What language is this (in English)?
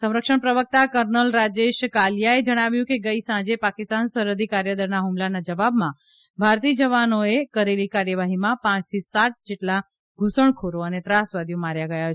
Gujarati